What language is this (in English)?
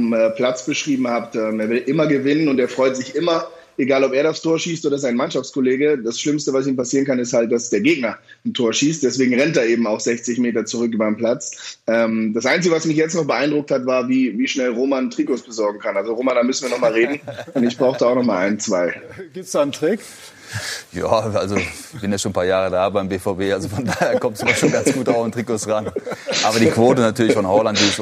German